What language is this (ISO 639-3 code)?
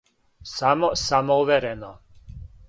srp